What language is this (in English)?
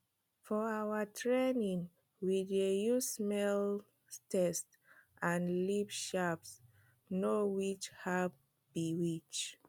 Nigerian Pidgin